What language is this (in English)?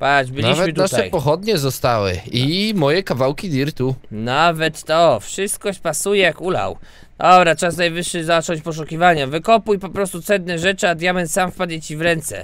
Polish